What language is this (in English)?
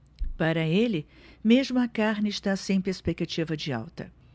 Portuguese